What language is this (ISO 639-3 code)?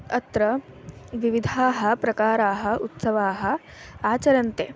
san